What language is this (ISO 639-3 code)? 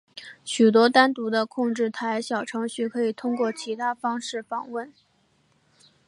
zho